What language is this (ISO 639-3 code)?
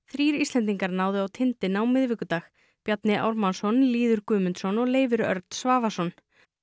isl